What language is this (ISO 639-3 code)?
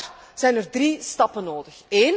nld